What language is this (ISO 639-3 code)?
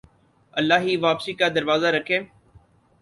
urd